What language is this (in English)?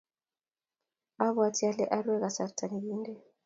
Kalenjin